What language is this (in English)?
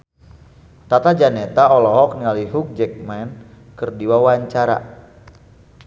Sundanese